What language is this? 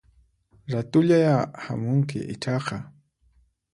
Puno Quechua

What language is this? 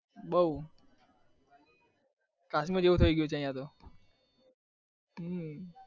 Gujarati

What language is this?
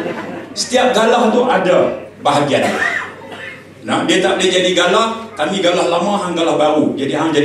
Malay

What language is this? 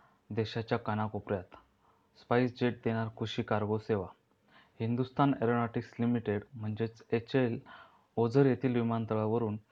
Marathi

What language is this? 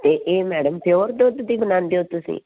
Punjabi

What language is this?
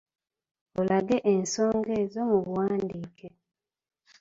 Ganda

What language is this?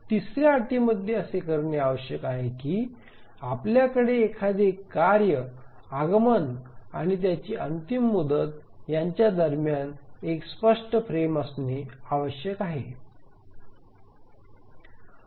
Marathi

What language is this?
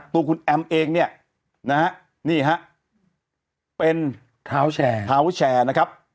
Thai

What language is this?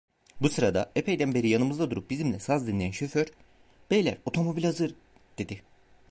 Turkish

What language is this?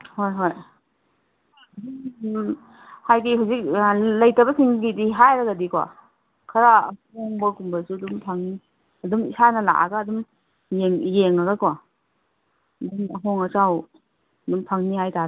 Manipuri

